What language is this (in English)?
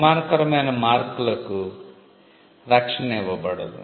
Telugu